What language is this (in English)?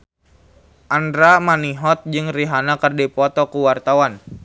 Sundanese